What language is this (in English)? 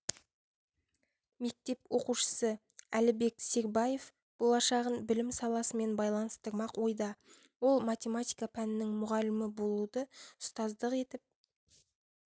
Kazakh